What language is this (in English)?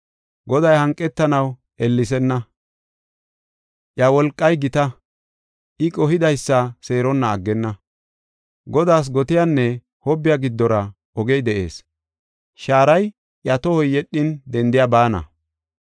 Gofa